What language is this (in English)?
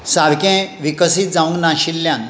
Konkani